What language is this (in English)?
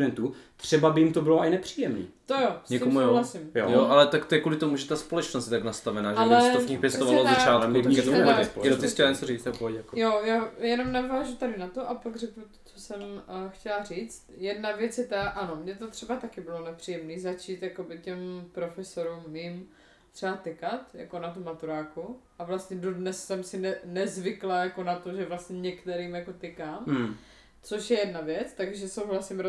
Czech